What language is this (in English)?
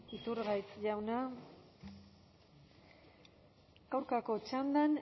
Basque